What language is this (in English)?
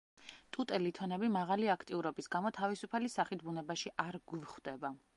Georgian